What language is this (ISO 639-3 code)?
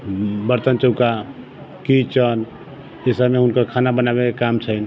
mai